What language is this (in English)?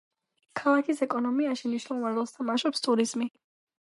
Georgian